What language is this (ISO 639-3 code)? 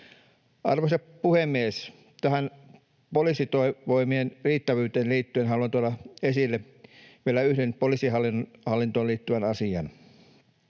fin